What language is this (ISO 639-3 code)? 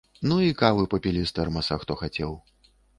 bel